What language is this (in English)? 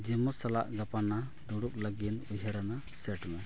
Santali